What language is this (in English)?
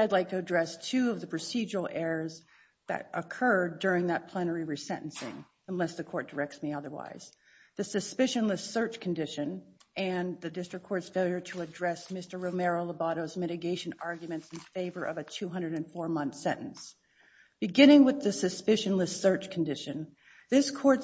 English